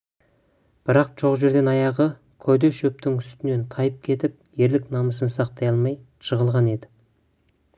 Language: Kazakh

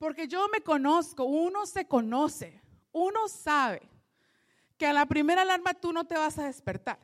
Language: Spanish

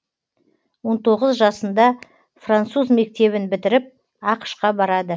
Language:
Kazakh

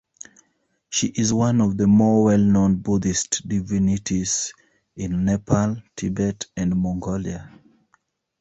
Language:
English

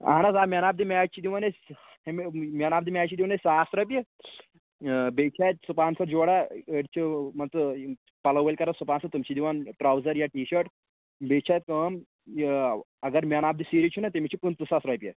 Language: Kashmiri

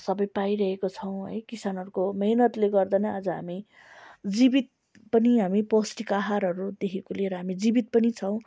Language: Nepali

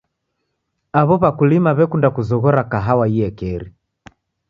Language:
Taita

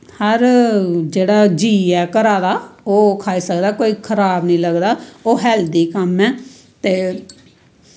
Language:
Dogri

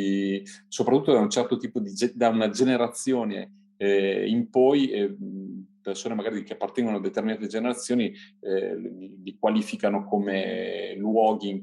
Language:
Italian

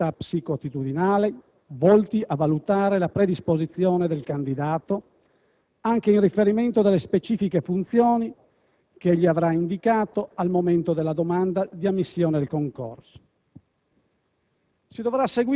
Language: Italian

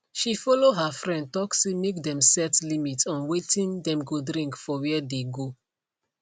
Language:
Nigerian Pidgin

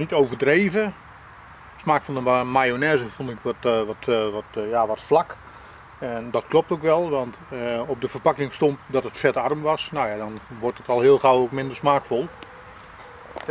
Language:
Dutch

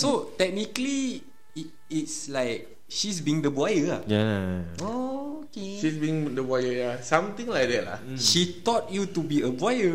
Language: Malay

